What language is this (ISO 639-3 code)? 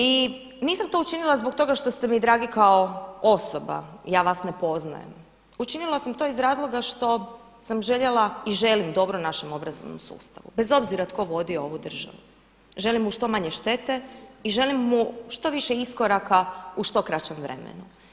hrv